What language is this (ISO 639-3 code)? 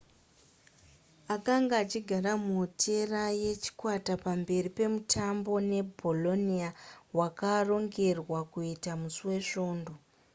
sna